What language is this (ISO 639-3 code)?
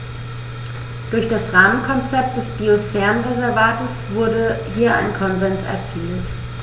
deu